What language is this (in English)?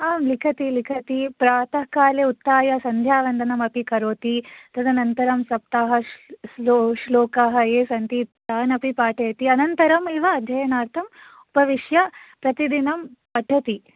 Sanskrit